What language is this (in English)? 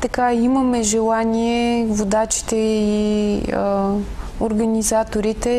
Bulgarian